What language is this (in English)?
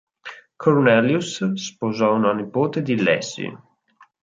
Italian